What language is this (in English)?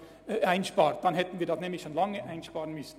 Swiss German